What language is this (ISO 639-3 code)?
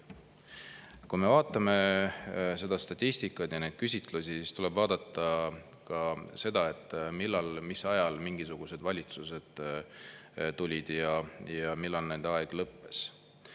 est